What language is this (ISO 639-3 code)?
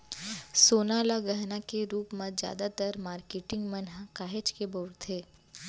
hne